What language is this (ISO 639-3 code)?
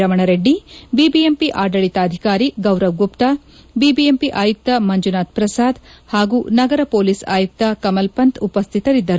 kan